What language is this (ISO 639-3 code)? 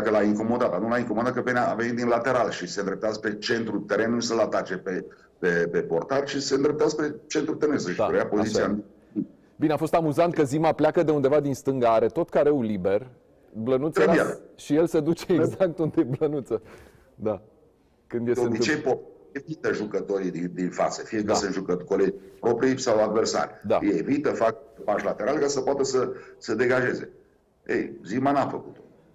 ron